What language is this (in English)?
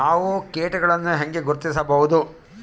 Kannada